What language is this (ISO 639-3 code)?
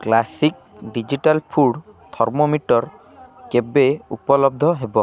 ori